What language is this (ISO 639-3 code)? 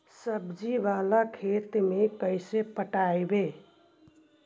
mag